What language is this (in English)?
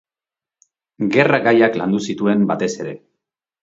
Basque